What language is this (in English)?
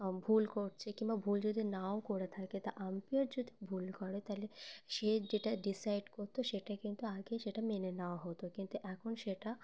Bangla